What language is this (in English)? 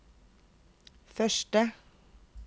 Norwegian